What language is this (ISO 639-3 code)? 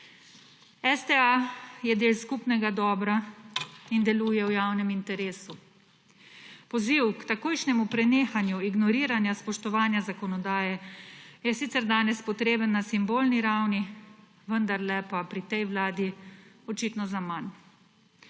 slv